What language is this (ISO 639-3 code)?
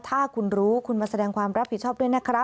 tha